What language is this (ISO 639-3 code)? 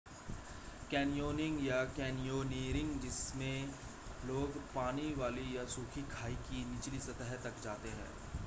hin